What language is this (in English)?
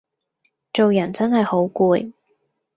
Cantonese